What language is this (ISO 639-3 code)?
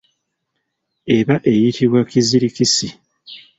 lug